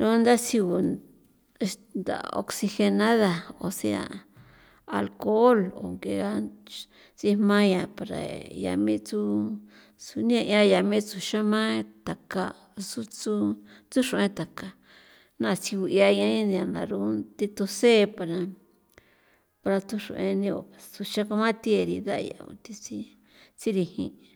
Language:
San Felipe Otlaltepec Popoloca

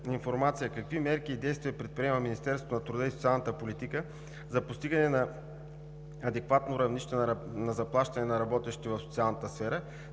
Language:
Bulgarian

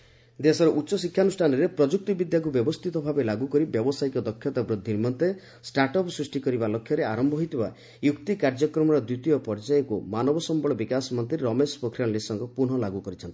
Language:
Odia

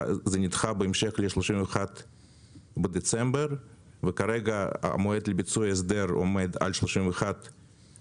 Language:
Hebrew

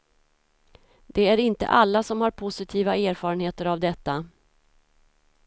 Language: Swedish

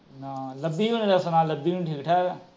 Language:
Punjabi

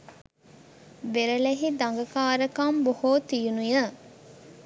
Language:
Sinhala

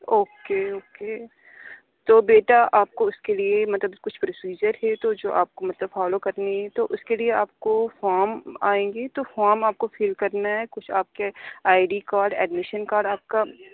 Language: Urdu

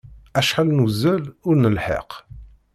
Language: Kabyle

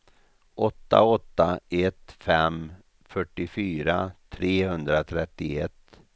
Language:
Swedish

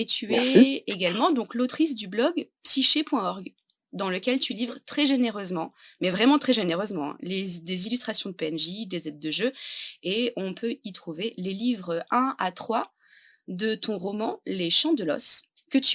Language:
French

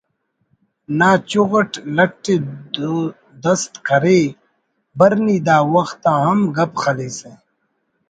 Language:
Brahui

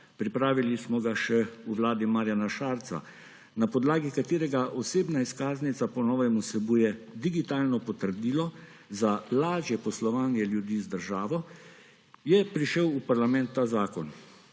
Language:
Slovenian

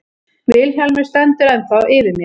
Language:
Icelandic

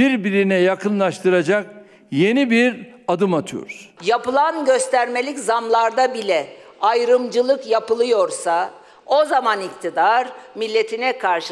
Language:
Turkish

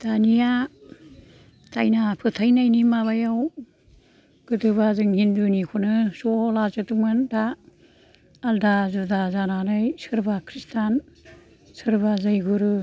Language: Bodo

